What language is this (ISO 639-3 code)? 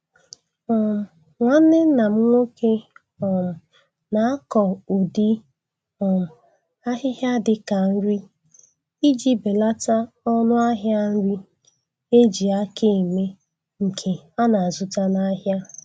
ibo